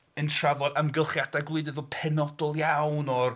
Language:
Welsh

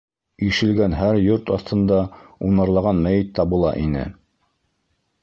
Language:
Bashkir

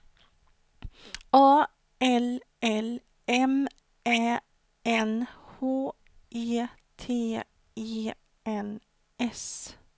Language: Swedish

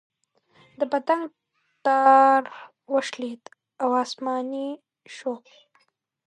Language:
Pashto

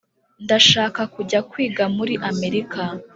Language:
Kinyarwanda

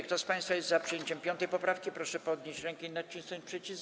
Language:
Polish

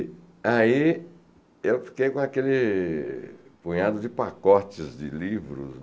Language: Portuguese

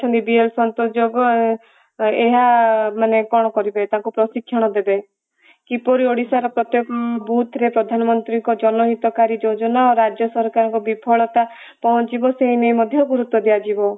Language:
Odia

